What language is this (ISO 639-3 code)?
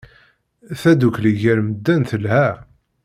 kab